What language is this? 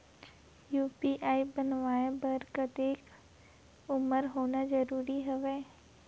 Chhattisgarhi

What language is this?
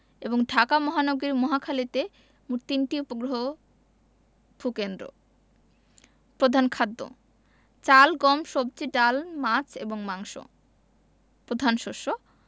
Bangla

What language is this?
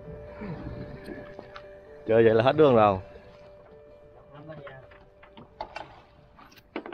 Vietnamese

